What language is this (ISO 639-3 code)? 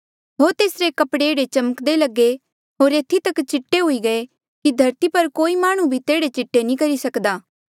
mjl